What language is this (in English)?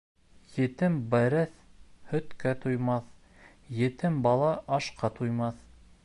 Bashkir